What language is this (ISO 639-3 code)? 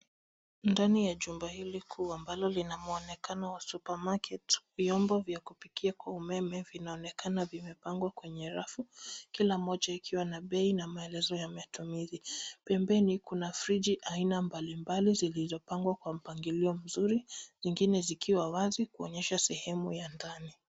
swa